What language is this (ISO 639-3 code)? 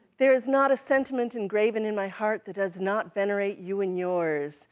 eng